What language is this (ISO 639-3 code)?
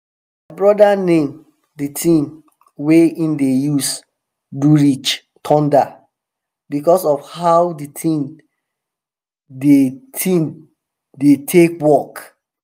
pcm